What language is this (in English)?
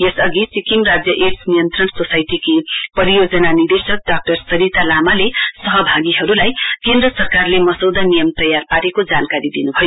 Nepali